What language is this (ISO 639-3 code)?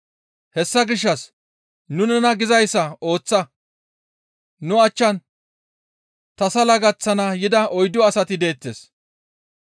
gmv